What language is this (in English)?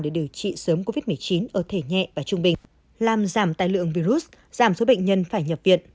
Vietnamese